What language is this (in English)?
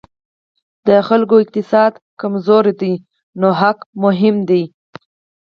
Pashto